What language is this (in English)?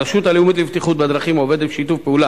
Hebrew